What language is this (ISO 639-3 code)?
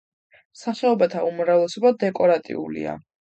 kat